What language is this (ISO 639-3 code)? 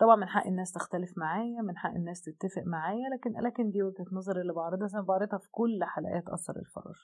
ara